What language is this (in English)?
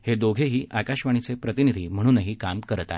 Marathi